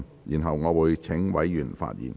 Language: Cantonese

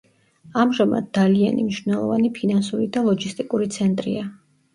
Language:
Georgian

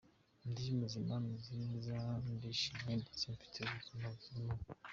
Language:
Kinyarwanda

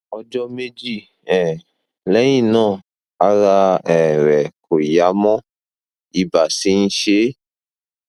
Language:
Yoruba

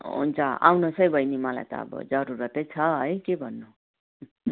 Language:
Nepali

